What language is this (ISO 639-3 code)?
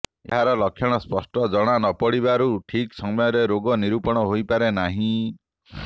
ori